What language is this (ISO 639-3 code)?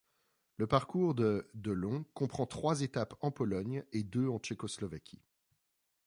fra